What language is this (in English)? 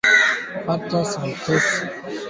Swahili